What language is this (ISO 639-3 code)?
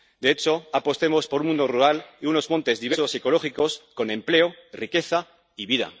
spa